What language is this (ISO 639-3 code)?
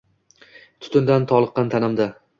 uzb